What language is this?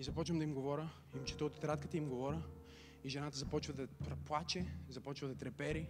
Bulgarian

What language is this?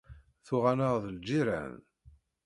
Kabyle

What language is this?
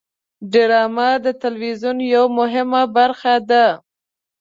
Pashto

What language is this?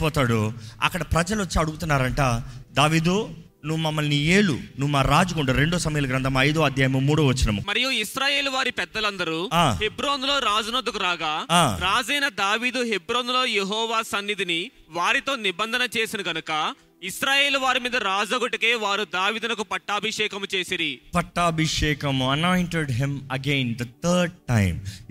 Telugu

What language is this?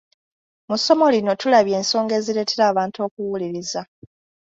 Ganda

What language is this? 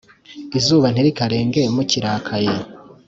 Kinyarwanda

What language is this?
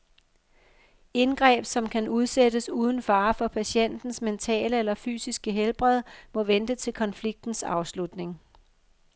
Danish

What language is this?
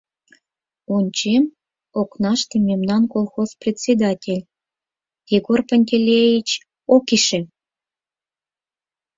Mari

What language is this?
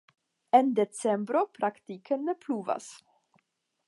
Esperanto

